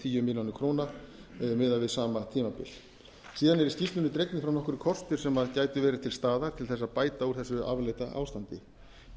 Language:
Icelandic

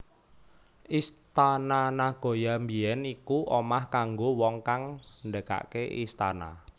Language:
Javanese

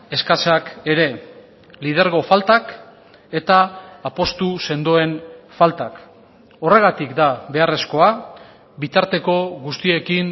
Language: Basque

